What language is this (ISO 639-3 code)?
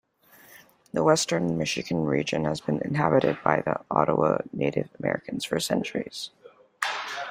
eng